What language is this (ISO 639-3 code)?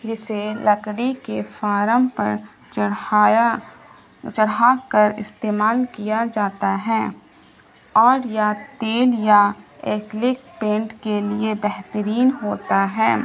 urd